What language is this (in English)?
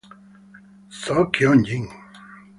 Italian